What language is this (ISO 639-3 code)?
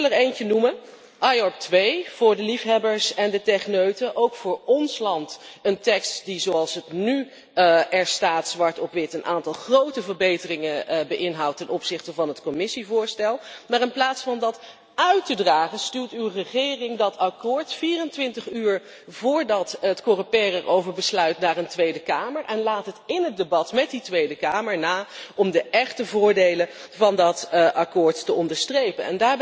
nld